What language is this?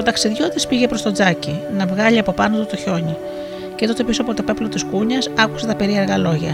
Greek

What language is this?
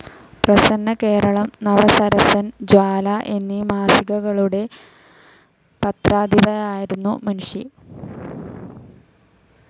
Malayalam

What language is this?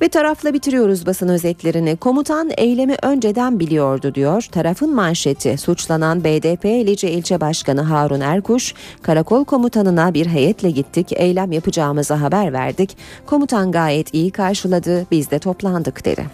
Turkish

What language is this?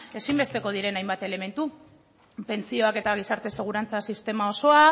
Basque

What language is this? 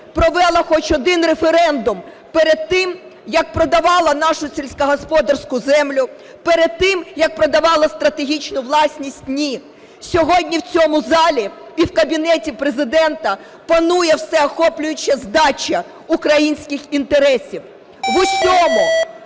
Ukrainian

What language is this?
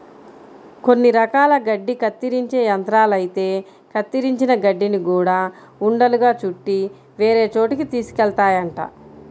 Telugu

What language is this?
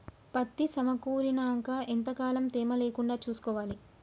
Telugu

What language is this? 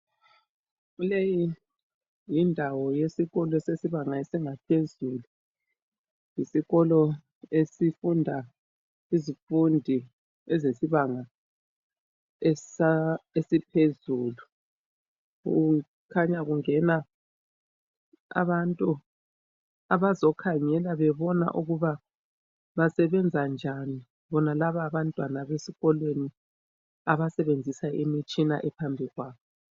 North Ndebele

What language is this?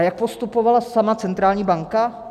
Czech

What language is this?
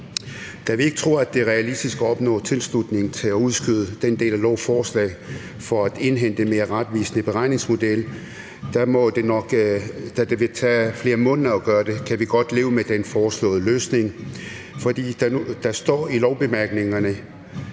Danish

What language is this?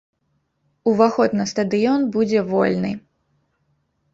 Belarusian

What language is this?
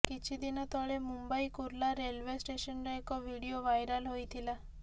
Odia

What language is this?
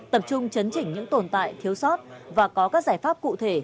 Vietnamese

